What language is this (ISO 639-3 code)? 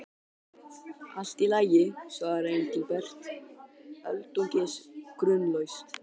isl